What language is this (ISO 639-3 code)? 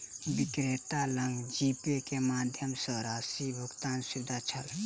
mai